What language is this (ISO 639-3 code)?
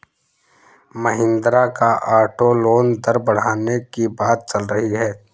hin